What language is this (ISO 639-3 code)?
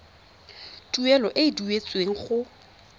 tsn